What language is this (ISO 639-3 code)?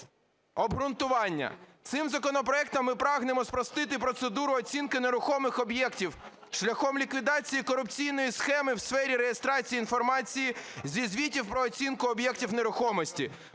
ukr